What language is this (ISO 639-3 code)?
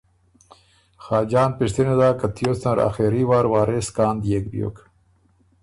oru